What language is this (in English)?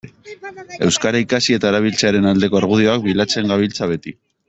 Basque